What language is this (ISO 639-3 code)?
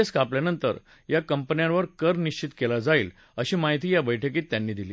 mar